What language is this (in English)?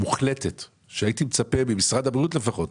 Hebrew